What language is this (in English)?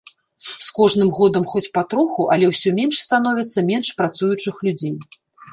Belarusian